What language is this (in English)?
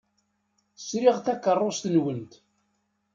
Kabyle